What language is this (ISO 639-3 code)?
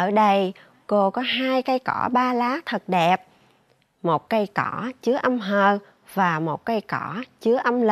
vie